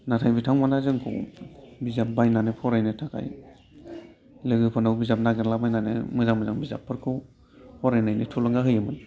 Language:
Bodo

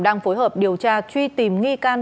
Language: Vietnamese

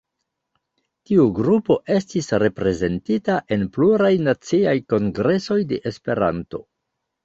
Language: Esperanto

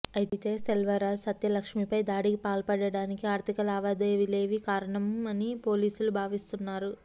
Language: Telugu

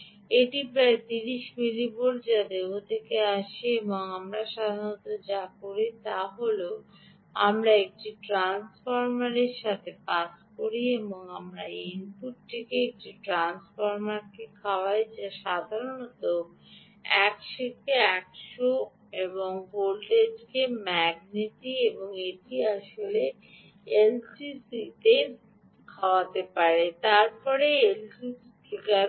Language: Bangla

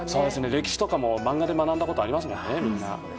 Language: Japanese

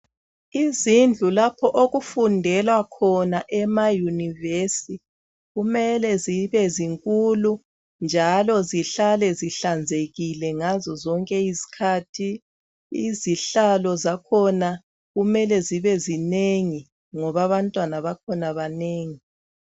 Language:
North Ndebele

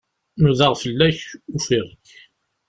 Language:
Kabyle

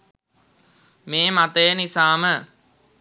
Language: Sinhala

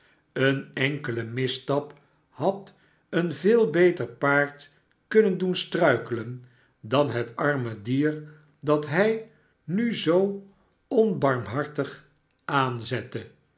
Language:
Dutch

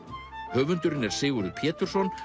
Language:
Icelandic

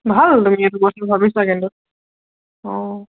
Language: Assamese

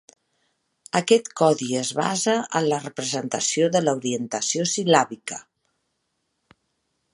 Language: Catalan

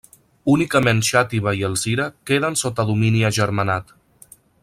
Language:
Catalan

